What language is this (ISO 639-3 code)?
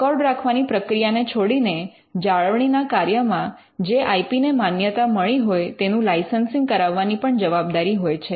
guj